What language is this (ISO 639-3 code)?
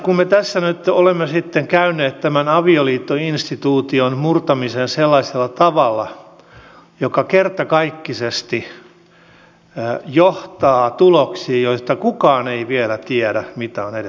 fin